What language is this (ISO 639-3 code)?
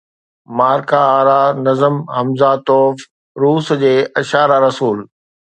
snd